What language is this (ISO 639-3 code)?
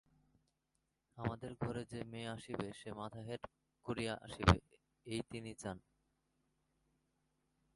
ben